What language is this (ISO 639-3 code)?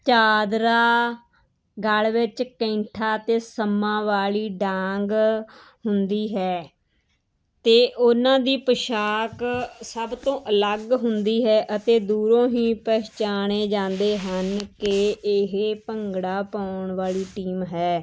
pan